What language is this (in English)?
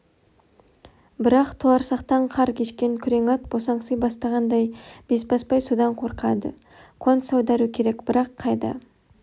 Kazakh